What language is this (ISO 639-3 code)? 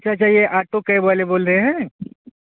urd